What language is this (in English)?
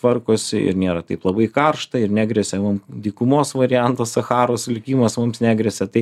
Lithuanian